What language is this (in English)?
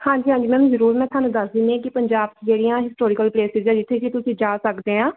Punjabi